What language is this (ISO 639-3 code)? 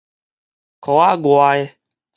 nan